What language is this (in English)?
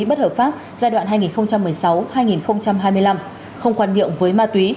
Vietnamese